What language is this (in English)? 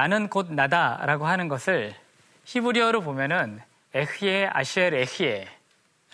Korean